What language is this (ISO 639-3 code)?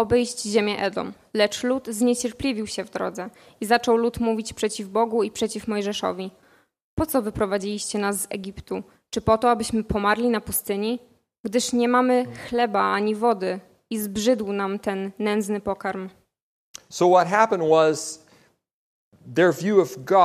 pol